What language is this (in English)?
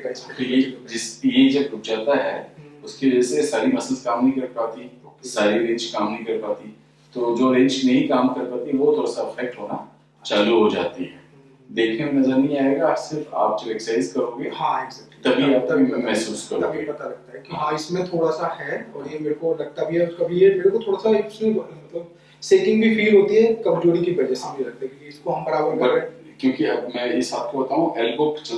Hindi